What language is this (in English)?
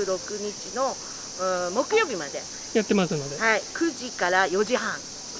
Japanese